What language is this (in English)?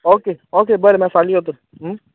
Konkani